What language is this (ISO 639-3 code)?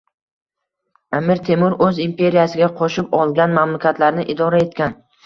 uzb